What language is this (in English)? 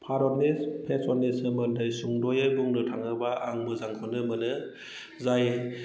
Bodo